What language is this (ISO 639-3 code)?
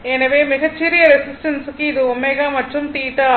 tam